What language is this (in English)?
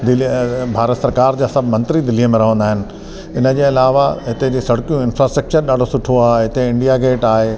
Sindhi